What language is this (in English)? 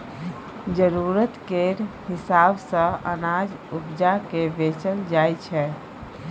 Maithili